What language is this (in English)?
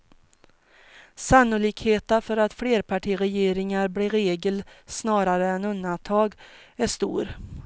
Swedish